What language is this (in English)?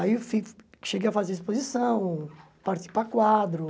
Portuguese